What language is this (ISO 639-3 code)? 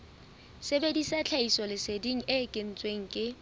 sot